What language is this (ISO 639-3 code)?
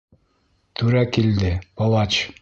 bak